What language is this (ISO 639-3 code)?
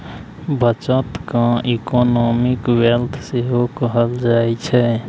mai